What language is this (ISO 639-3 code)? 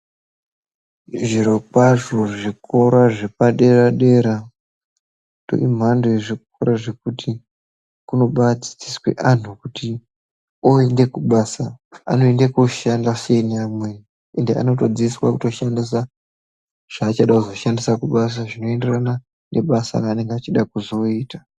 ndc